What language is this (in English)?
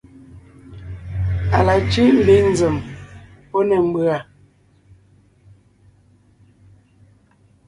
Ngiemboon